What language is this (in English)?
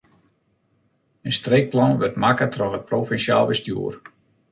Western Frisian